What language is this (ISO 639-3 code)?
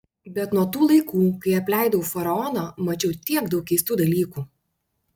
lit